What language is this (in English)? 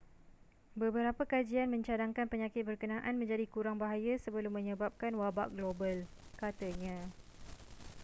Malay